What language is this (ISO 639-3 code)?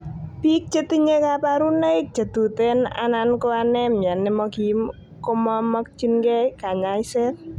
kln